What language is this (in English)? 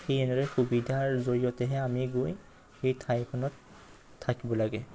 Assamese